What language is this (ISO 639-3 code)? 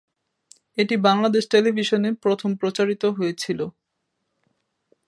ben